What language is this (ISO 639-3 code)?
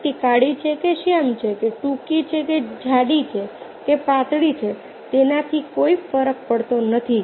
guj